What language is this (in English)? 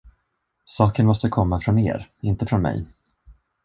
Swedish